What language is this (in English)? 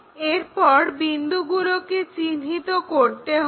Bangla